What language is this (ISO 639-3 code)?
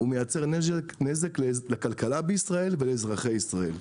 heb